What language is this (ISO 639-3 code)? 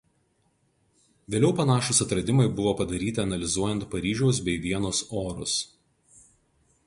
lit